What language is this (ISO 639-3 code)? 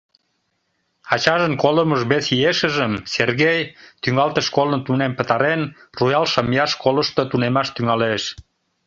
chm